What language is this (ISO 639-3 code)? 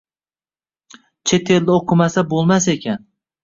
uzb